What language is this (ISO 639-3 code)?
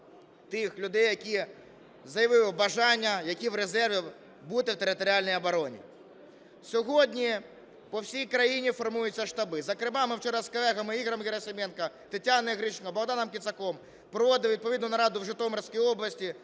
ukr